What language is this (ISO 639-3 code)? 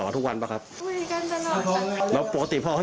tha